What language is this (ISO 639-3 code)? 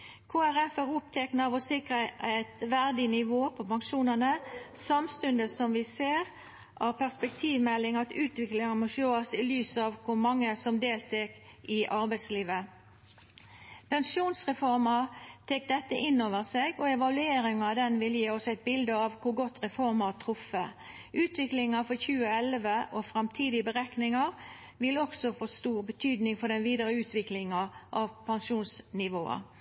nno